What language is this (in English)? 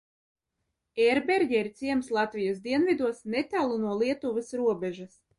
Latvian